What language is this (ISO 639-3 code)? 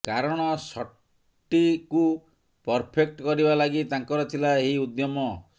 ori